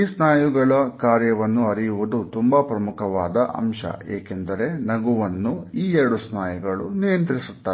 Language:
Kannada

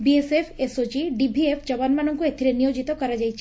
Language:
Odia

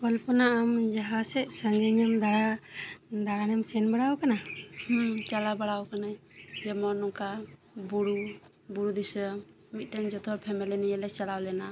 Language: Santali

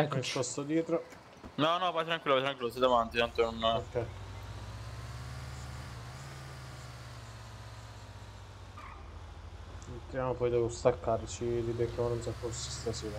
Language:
Italian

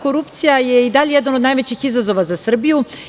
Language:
Serbian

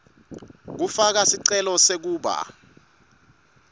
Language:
Swati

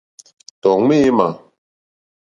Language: Mokpwe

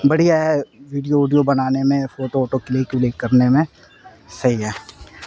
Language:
Urdu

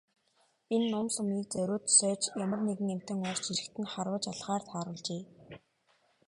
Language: Mongolian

